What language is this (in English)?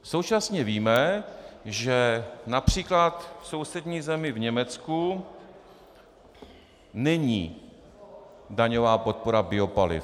Czech